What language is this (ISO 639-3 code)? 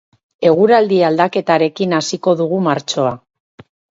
eus